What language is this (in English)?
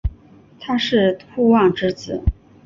Chinese